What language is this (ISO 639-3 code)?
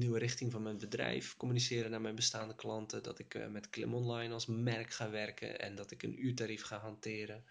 nld